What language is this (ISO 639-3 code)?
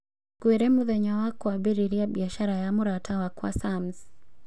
kik